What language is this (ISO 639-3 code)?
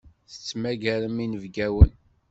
kab